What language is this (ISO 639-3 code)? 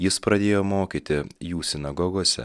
lit